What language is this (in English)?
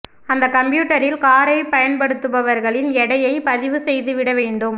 Tamil